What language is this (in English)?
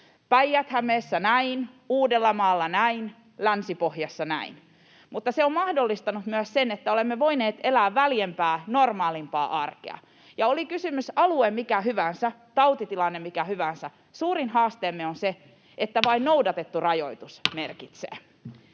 Finnish